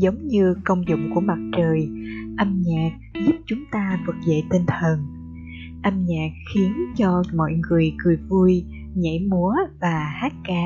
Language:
Vietnamese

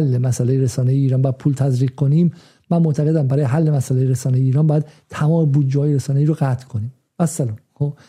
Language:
Persian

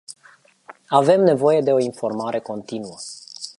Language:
Romanian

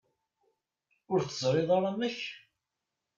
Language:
Kabyle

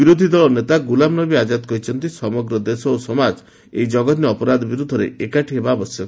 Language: Odia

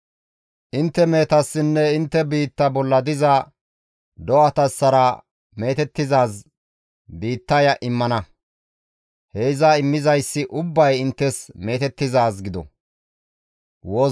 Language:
Gamo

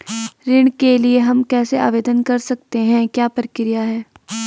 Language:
Hindi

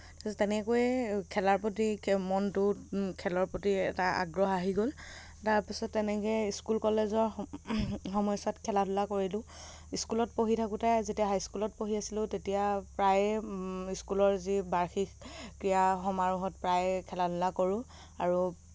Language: Assamese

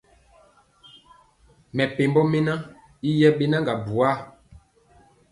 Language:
Mpiemo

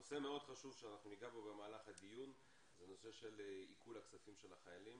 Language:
Hebrew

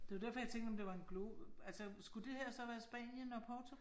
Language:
Danish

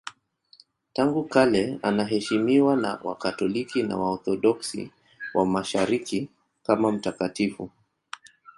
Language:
Swahili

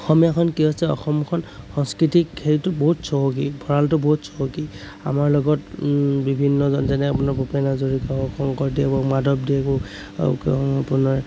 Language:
Assamese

